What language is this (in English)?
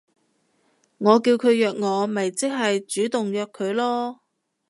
Cantonese